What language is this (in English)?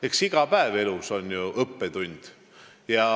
Estonian